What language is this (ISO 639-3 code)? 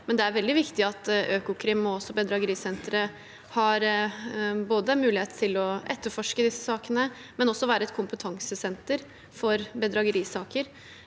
nor